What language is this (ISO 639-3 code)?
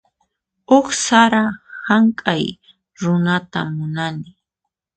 qxp